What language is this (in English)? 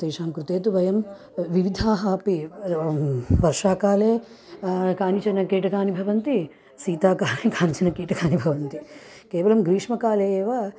Sanskrit